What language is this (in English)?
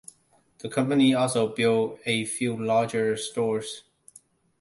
English